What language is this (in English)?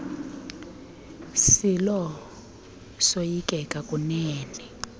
Xhosa